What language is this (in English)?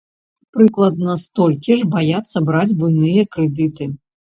Belarusian